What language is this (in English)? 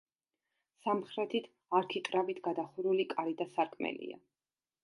Georgian